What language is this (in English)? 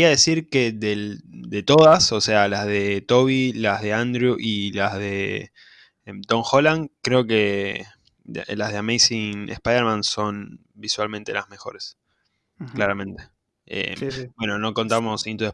Spanish